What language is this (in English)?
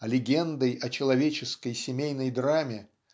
Russian